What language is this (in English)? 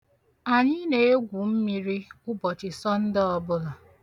Igbo